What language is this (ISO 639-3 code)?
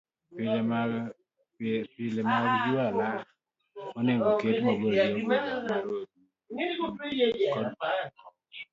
luo